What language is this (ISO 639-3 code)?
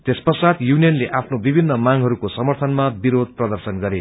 nep